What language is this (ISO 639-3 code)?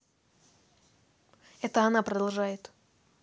rus